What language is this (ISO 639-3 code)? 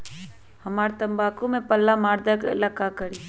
mag